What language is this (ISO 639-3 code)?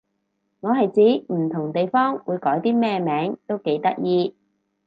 yue